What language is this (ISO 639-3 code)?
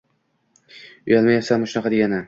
uzb